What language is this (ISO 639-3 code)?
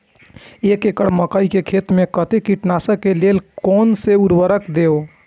mai